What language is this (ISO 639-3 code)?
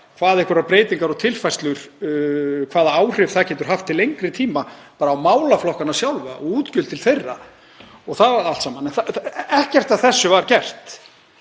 isl